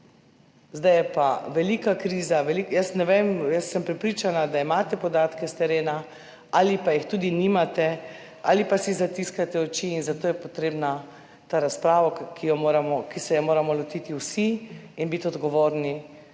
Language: Slovenian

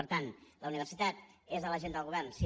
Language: Catalan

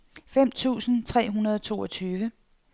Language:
Danish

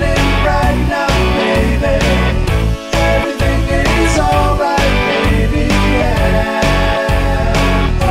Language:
Latvian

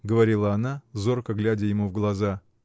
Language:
Russian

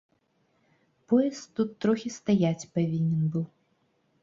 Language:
Belarusian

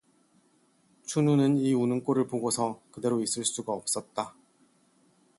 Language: Korean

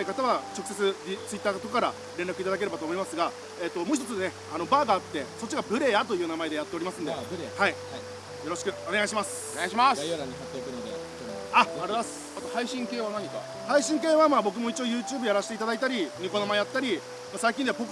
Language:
Japanese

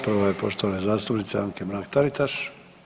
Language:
Croatian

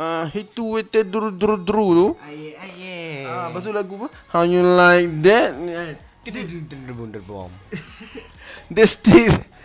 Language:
Malay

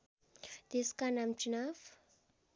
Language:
Nepali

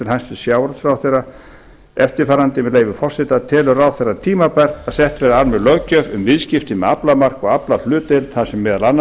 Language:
Icelandic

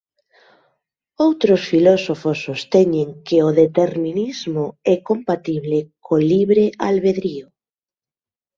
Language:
Galician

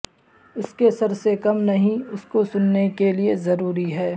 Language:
Urdu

